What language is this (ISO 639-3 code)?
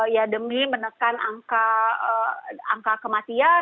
ind